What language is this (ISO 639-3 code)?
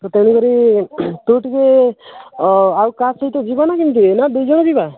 ori